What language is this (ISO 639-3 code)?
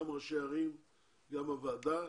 heb